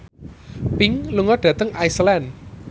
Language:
Javanese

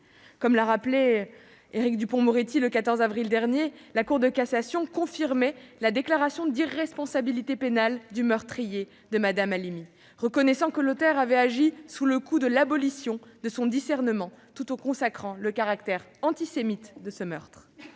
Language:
French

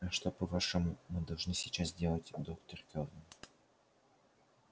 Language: Russian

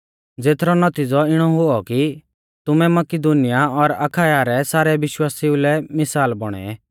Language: Mahasu Pahari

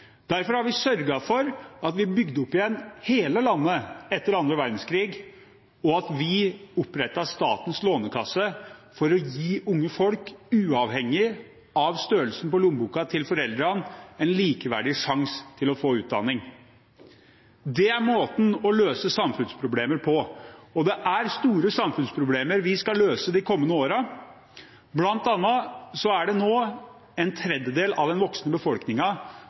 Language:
Norwegian Bokmål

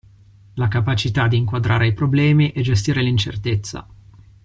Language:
Italian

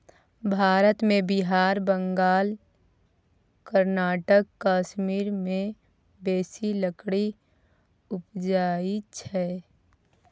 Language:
Maithili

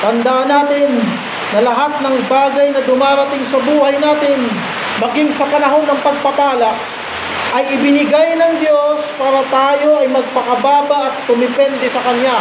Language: Filipino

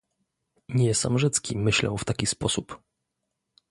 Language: Polish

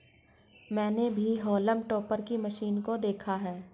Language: Hindi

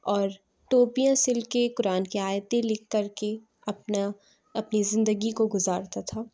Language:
Urdu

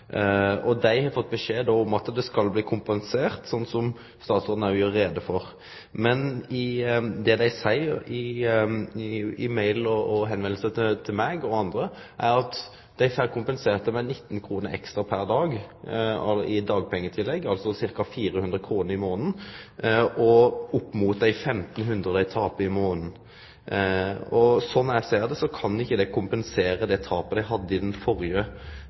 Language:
Norwegian Nynorsk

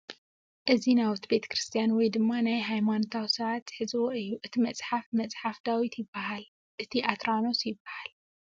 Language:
Tigrinya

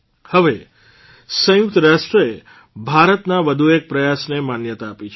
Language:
Gujarati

